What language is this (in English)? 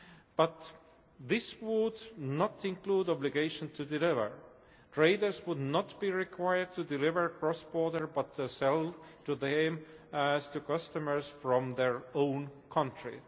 English